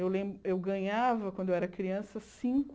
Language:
Portuguese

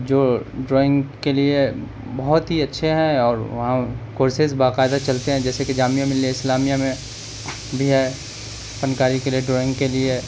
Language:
Urdu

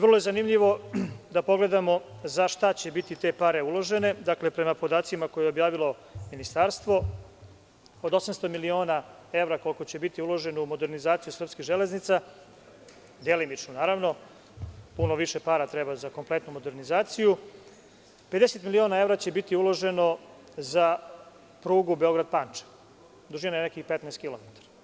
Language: Serbian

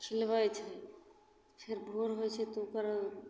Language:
Maithili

